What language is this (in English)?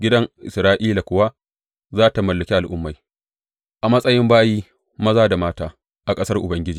Hausa